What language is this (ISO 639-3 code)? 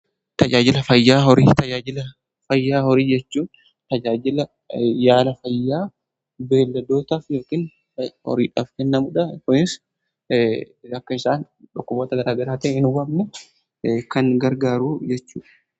orm